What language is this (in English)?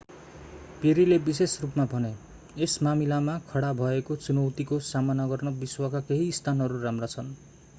Nepali